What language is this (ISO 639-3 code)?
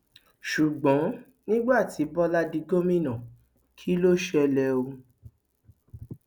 yor